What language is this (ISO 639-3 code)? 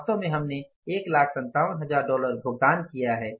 hin